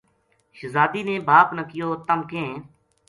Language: Gujari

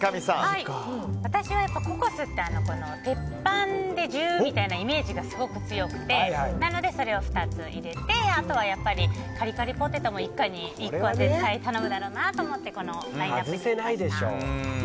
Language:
Japanese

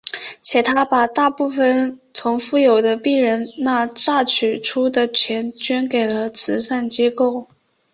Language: Chinese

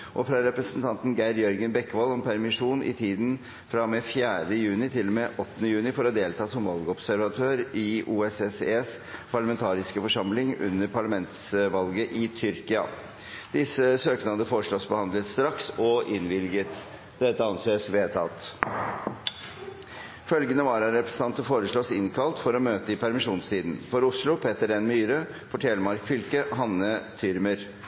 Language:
Norwegian Bokmål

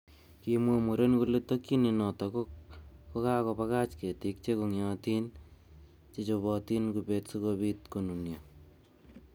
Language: Kalenjin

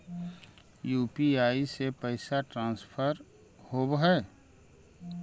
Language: Magahi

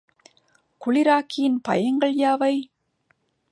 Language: Tamil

